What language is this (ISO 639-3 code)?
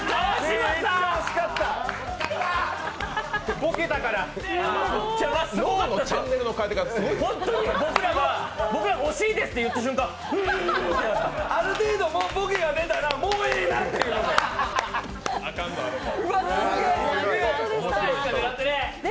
jpn